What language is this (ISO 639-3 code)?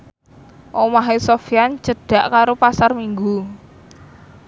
jav